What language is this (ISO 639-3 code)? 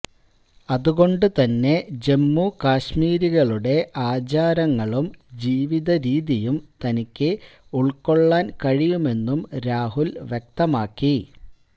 mal